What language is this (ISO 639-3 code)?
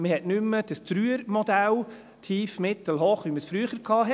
gsw